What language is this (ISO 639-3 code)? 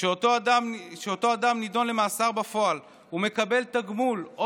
heb